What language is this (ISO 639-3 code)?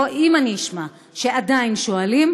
heb